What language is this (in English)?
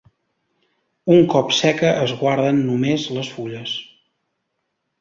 Catalan